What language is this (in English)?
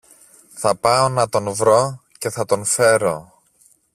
Greek